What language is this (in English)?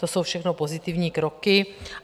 Czech